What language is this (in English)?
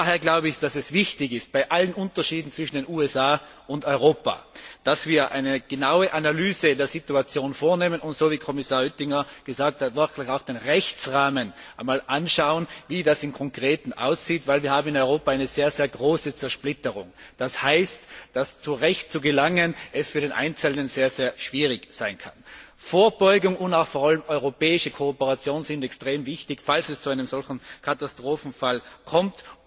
German